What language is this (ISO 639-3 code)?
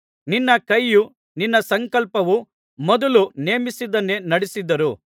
kan